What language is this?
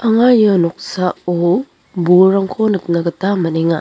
Garo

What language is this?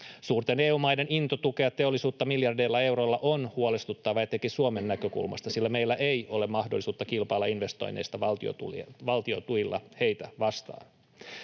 Finnish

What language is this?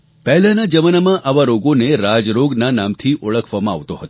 Gujarati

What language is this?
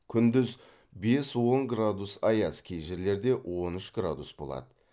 Kazakh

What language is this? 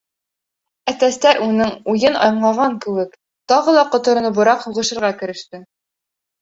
Bashkir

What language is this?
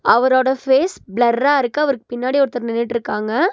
Tamil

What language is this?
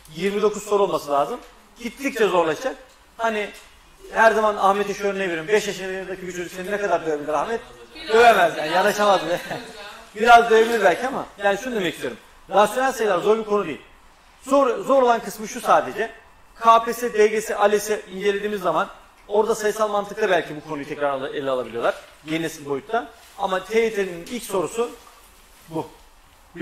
Turkish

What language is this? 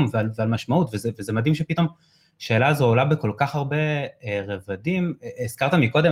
Hebrew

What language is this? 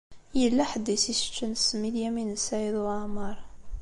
Kabyle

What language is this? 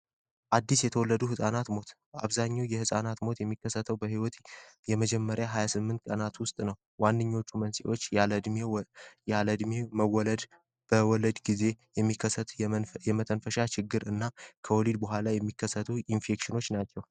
Amharic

